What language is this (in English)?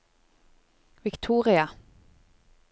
Norwegian